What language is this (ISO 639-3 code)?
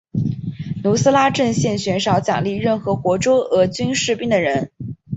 zho